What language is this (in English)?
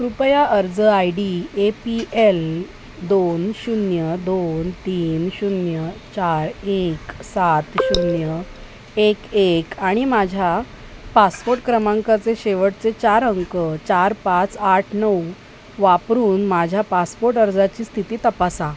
Marathi